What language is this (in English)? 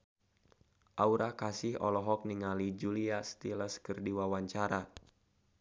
Sundanese